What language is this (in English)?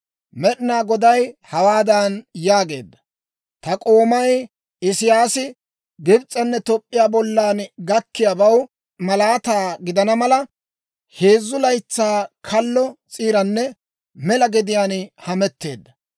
Dawro